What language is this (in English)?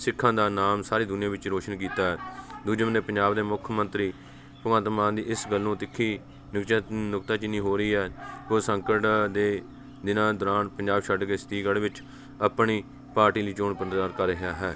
Punjabi